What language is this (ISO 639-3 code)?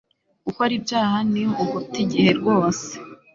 kin